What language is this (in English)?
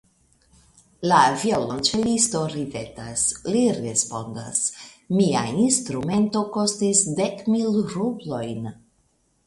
Esperanto